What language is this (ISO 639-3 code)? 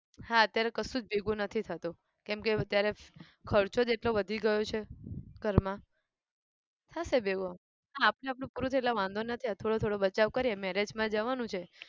guj